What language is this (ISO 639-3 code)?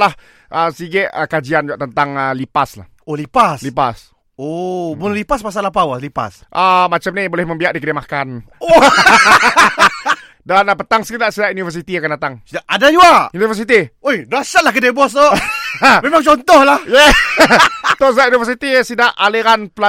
msa